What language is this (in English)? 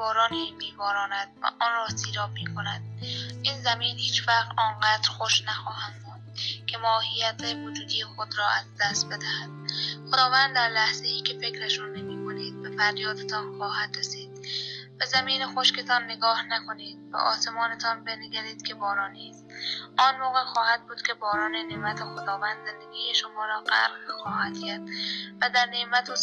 Persian